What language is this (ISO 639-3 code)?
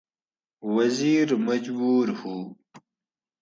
gwc